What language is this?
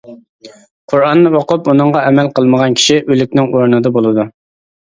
Uyghur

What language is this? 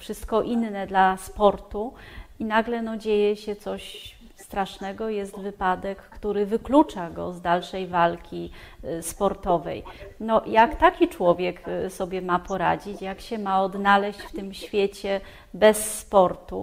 Polish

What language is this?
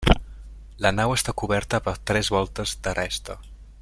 Catalan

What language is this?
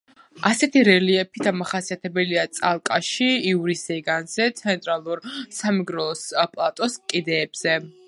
Georgian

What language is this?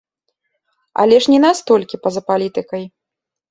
Belarusian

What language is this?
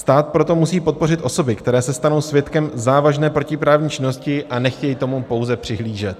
Czech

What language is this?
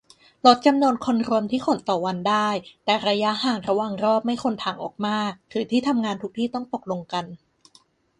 Thai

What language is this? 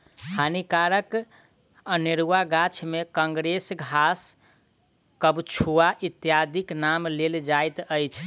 Maithili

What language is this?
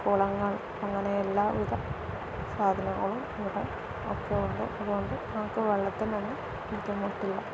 Malayalam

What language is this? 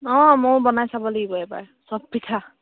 Assamese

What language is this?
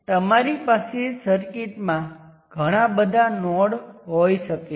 Gujarati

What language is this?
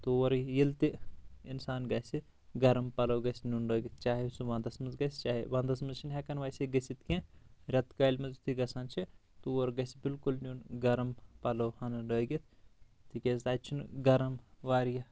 Kashmiri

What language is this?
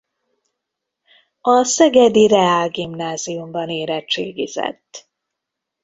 Hungarian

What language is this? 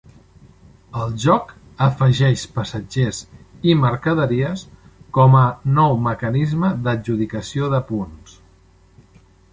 Catalan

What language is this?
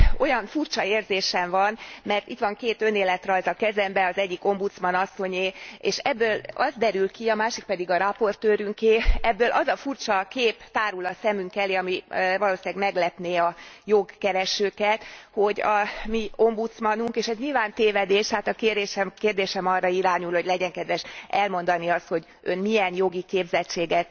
Hungarian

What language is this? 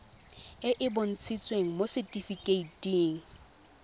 Tswana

